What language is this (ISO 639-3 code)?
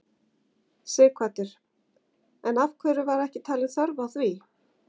isl